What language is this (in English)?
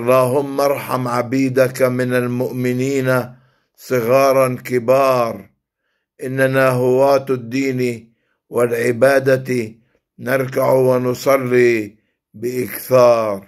Arabic